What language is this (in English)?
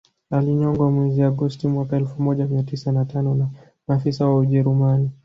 Swahili